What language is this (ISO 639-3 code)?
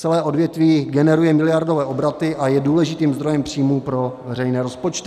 ces